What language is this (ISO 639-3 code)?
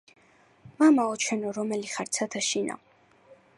kat